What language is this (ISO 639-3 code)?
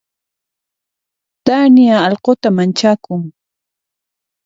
qxp